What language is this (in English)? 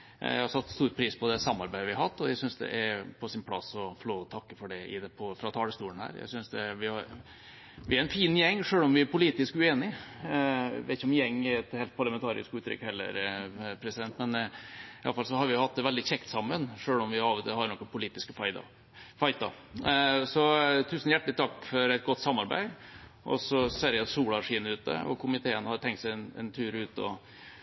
Norwegian Nynorsk